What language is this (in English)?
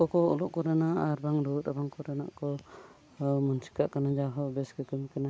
Santali